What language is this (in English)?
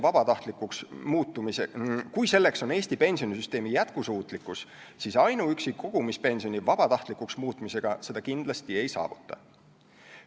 Estonian